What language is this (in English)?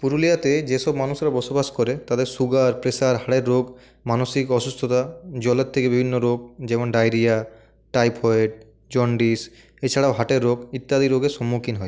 Bangla